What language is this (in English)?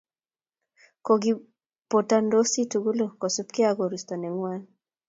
Kalenjin